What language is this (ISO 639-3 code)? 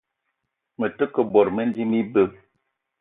eto